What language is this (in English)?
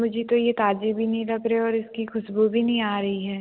Hindi